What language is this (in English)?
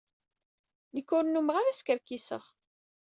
Kabyle